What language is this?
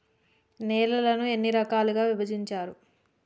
Telugu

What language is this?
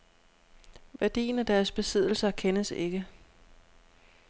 Danish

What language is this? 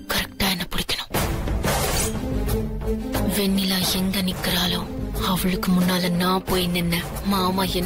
Romanian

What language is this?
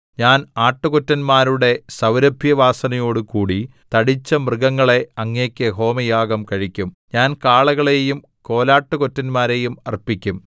Malayalam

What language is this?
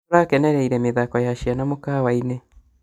Kikuyu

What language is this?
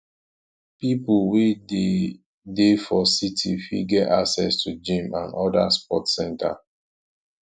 Nigerian Pidgin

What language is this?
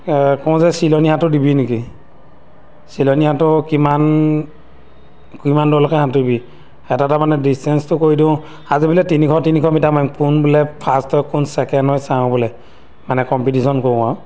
Assamese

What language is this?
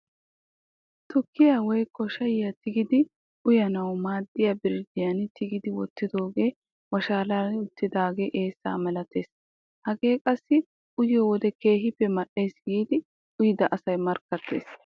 Wolaytta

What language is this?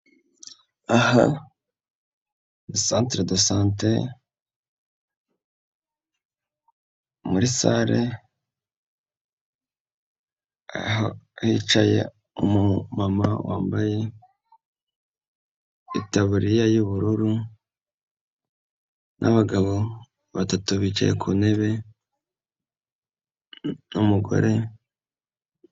Kinyarwanda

